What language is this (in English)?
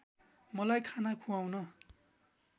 Nepali